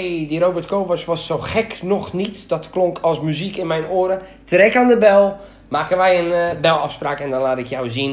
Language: Dutch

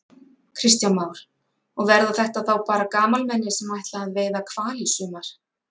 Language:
Icelandic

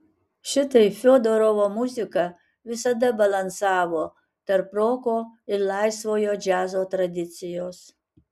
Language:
Lithuanian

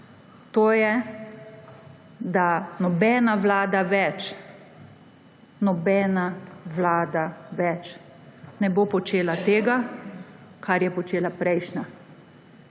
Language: Slovenian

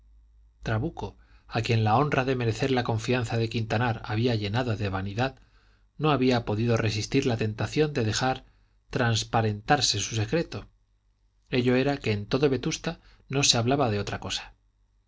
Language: Spanish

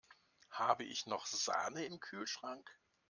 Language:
German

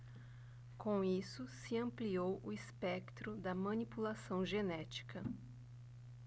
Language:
Portuguese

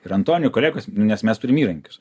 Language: Lithuanian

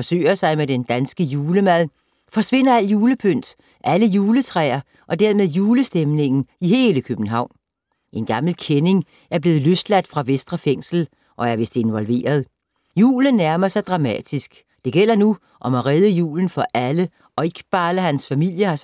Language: Danish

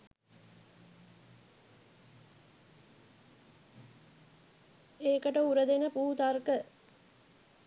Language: Sinhala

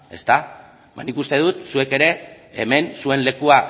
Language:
Basque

